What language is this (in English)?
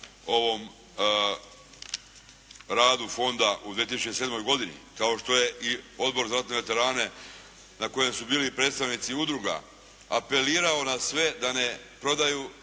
Croatian